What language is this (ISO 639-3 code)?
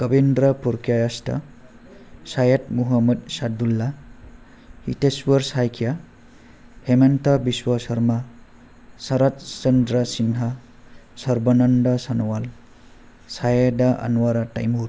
brx